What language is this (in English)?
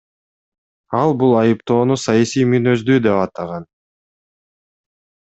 Kyrgyz